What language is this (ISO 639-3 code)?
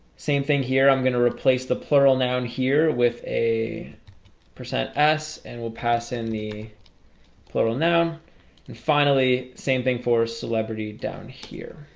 eng